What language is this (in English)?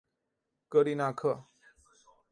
Chinese